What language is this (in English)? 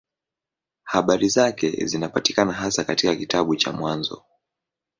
Swahili